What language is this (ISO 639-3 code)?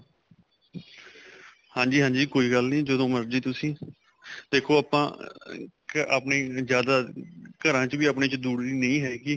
pan